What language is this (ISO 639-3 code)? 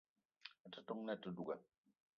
eto